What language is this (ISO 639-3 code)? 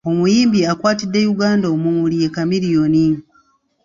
lug